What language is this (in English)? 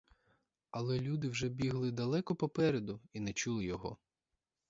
Ukrainian